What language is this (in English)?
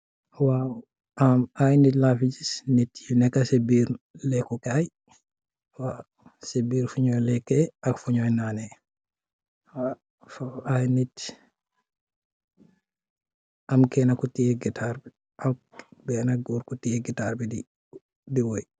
Wolof